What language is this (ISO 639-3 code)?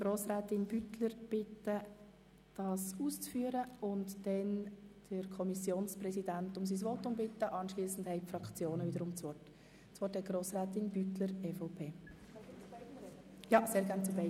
gsw